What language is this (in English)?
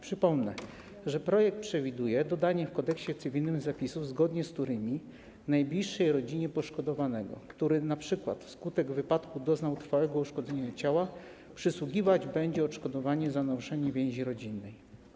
Polish